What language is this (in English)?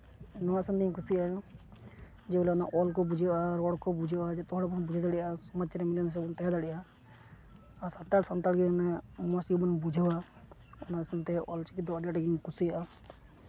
Santali